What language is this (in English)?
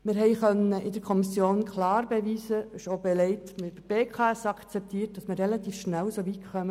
Swiss German